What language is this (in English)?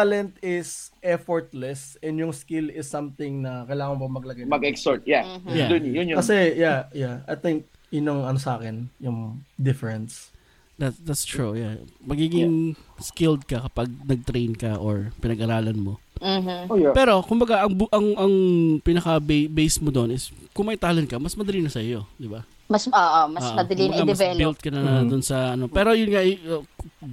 Filipino